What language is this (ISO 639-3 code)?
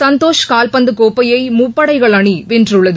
tam